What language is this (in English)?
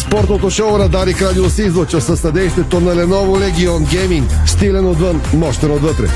Bulgarian